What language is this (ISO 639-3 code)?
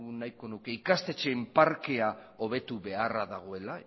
eus